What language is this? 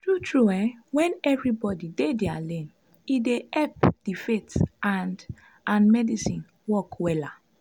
Nigerian Pidgin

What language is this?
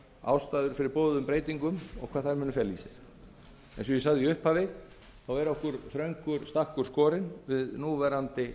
Icelandic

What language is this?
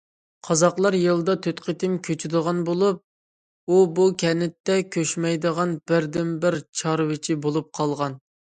Uyghur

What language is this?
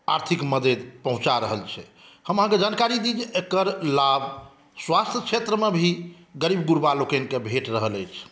Maithili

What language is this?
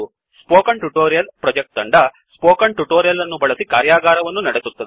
Kannada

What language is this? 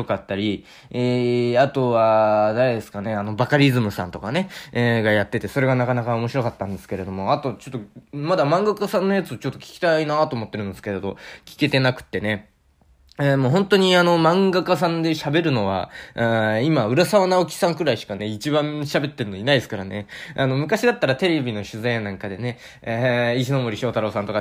Japanese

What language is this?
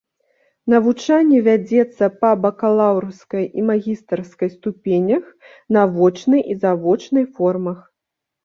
Belarusian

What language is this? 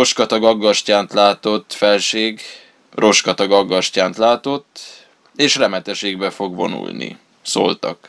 Hungarian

